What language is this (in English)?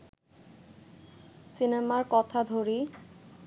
Bangla